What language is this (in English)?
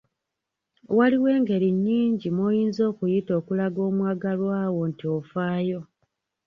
Ganda